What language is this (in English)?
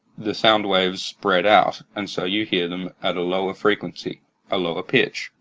English